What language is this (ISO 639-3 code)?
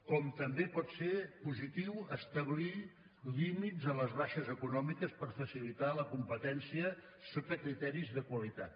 cat